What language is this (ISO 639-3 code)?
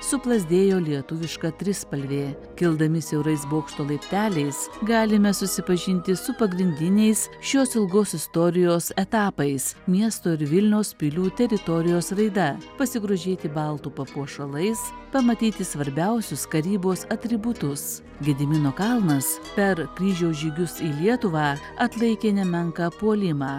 lit